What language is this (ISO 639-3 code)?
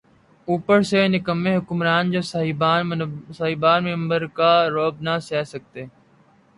urd